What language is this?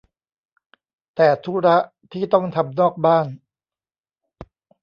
Thai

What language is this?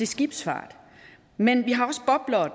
Danish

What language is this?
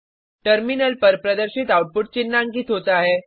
Hindi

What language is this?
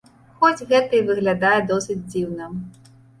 Belarusian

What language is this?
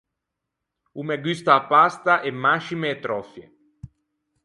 Ligurian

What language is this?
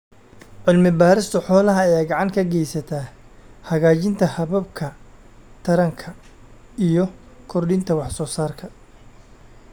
Somali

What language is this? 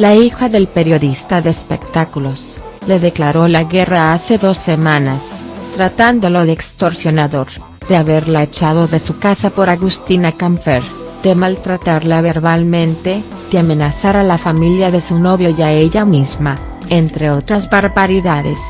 Spanish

